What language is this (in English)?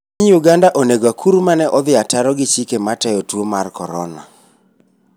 Luo (Kenya and Tanzania)